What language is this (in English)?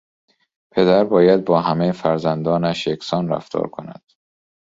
Persian